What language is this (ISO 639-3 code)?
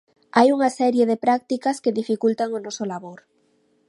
glg